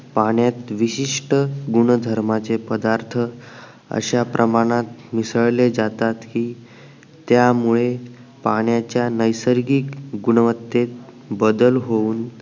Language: Marathi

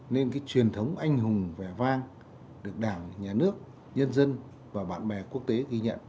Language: Vietnamese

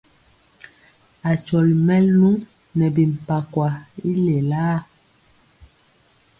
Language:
Mpiemo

